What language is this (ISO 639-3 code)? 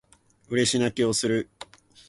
jpn